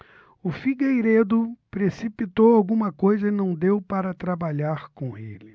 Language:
Portuguese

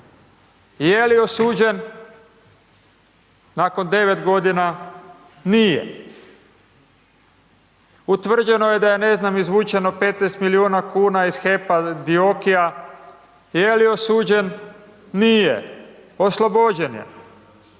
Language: Croatian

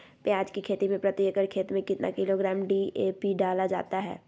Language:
Magahi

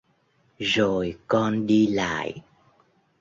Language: Vietnamese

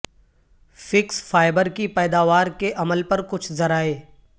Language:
Urdu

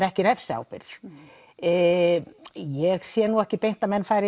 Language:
Icelandic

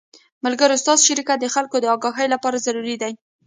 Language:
Pashto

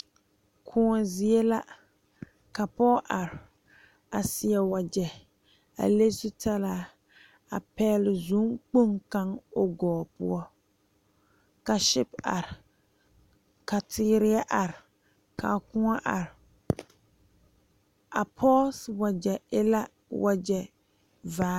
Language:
Southern Dagaare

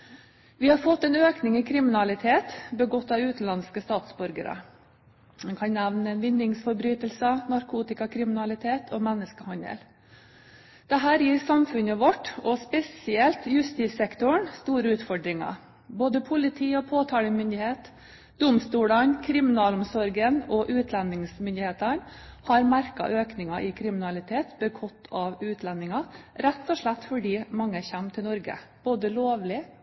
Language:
Norwegian Bokmål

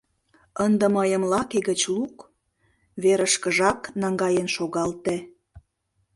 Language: Mari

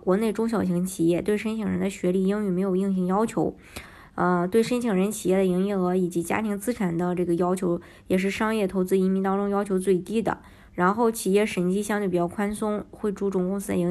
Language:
Chinese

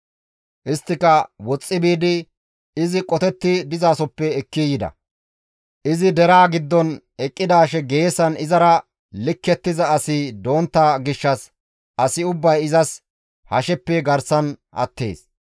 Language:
Gamo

